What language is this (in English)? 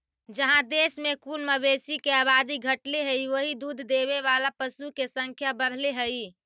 Magahi